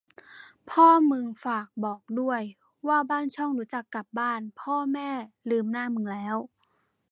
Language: Thai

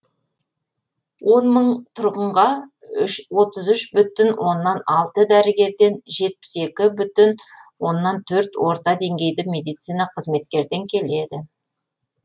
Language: Kazakh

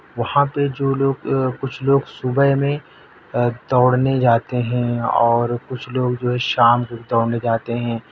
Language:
Urdu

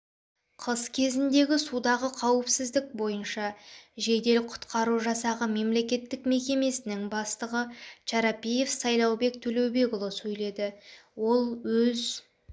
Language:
Kazakh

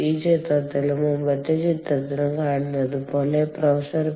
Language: Malayalam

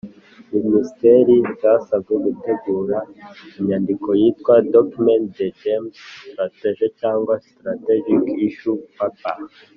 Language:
Kinyarwanda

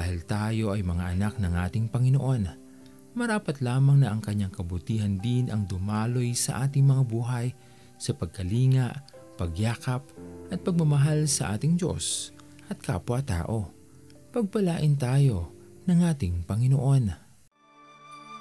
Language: Filipino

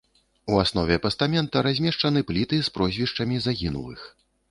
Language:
Belarusian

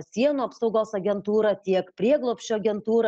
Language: Lithuanian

